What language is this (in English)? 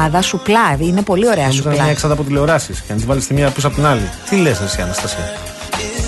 Greek